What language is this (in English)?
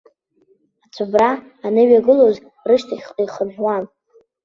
Abkhazian